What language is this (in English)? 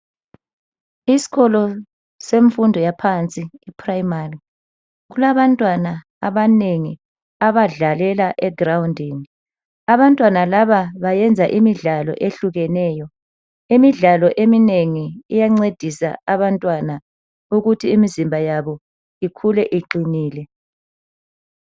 North Ndebele